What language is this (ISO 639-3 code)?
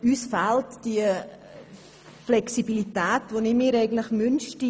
gsw